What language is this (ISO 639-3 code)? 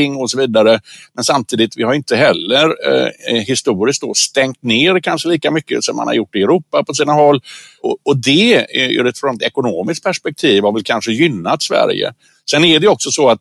swe